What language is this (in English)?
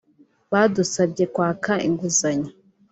Kinyarwanda